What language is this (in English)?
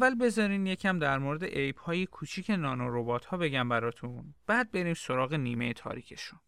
Persian